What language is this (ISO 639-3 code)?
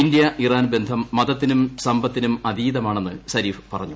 mal